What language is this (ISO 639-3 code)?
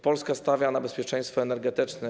pol